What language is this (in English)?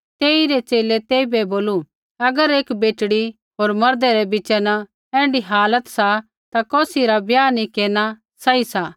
Kullu Pahari